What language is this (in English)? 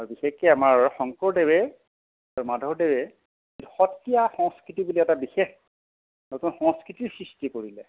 Assamese